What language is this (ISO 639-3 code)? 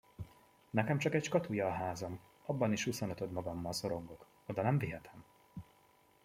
hun